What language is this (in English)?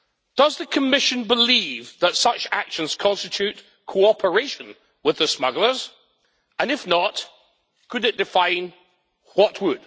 English